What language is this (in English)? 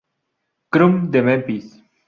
Spanish